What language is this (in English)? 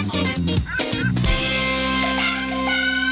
Thai